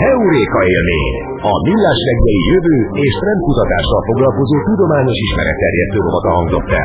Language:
Hungarian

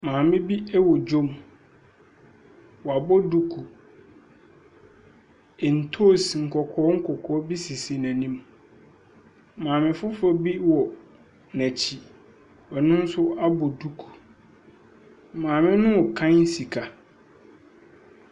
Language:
Akan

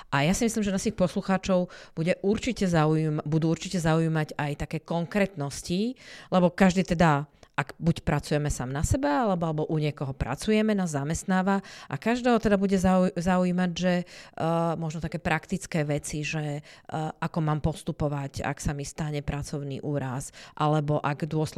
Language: Slovak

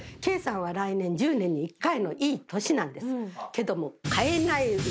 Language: Japanese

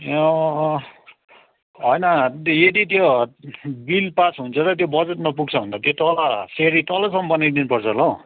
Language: Nepali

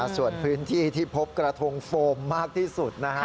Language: Thai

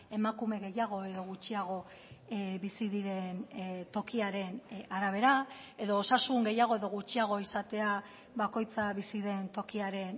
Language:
Basque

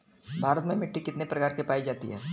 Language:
Bhojpuri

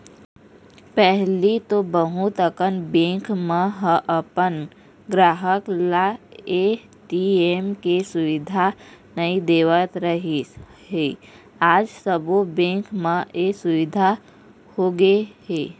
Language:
Chhattisgarhi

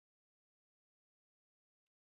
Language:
Basque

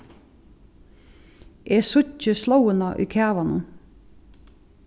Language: Faroese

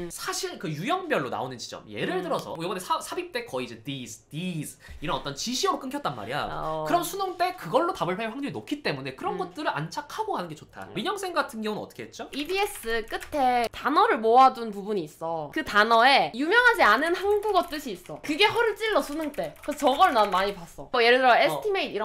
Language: Korean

